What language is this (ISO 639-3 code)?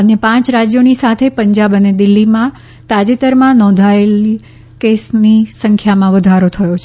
guj